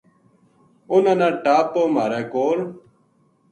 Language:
Gujari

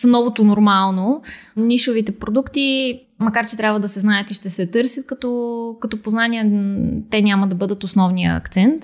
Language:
Bulgarian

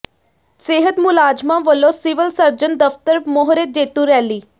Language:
Punjabi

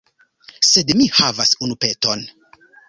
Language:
Esperanto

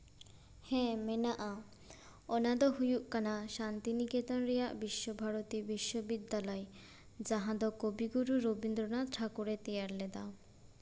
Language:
Santali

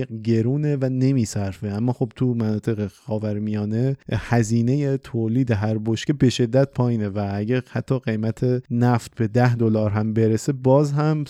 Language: Persian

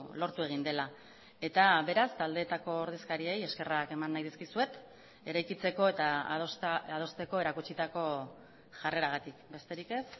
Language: Basque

